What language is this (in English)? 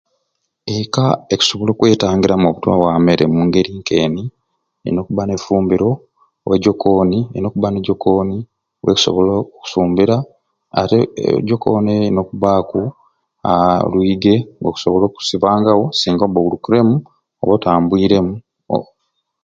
Ruuli